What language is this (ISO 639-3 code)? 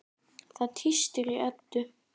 isl